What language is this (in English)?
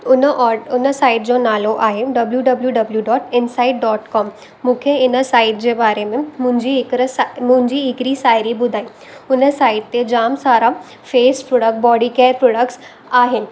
Sindhi